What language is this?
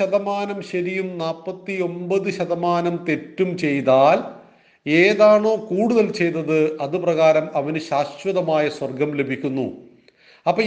Malayalam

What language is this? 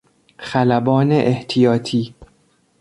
Persian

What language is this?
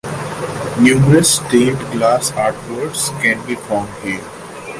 English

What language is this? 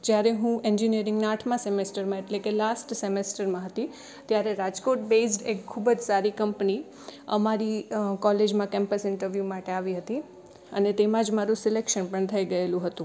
Gujarati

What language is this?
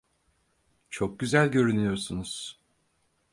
Turkish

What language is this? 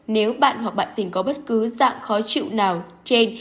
Vietnamese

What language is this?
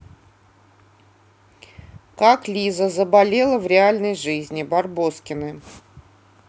Russian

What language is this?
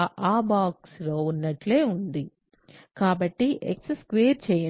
Telugu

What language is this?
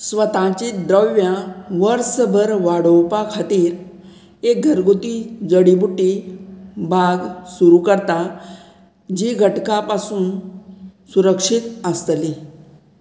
Konkani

